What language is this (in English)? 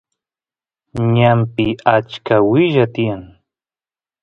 Santiago del Estero Quichua